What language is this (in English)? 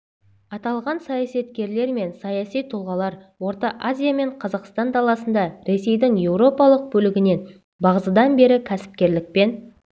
Kazakh